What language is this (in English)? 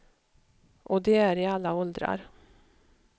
Swedish